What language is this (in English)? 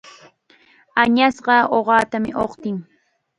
Chiquián Ancash Quechua